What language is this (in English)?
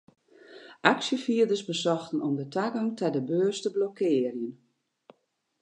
Western Frisian